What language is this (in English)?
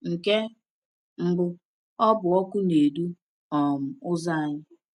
Igbo